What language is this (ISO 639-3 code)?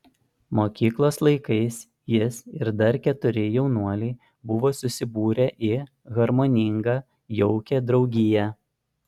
lit